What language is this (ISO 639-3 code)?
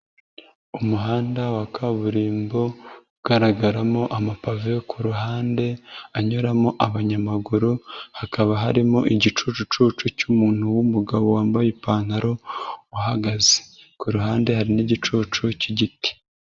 kin